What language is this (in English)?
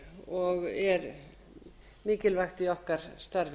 Icelandic